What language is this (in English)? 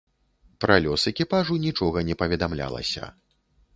Belarusian